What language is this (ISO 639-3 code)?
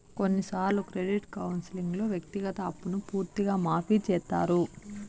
tel